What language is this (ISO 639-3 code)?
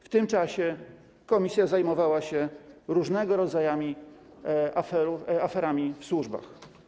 pol